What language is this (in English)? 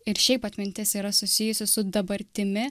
Lithuanian